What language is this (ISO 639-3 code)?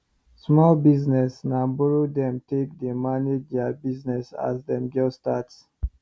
pcm